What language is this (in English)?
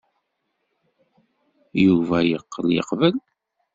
Kabyle